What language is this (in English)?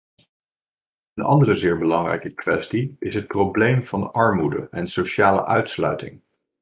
Dutch